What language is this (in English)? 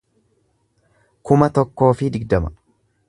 Oromo